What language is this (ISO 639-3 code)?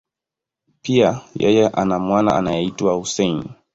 swa